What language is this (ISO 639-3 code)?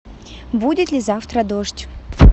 rus